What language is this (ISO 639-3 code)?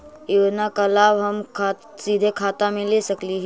mag